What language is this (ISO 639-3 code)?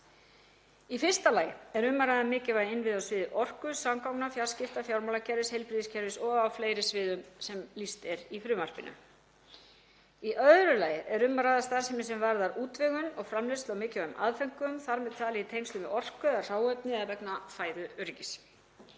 isl